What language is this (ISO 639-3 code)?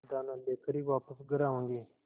hin